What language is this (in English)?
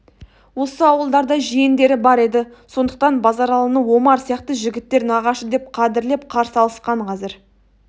Kazakh